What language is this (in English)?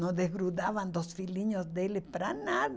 Portuguese